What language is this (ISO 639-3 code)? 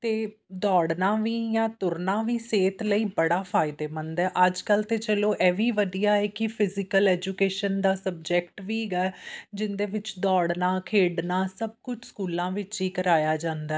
pan